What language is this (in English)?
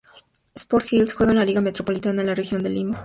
Spanish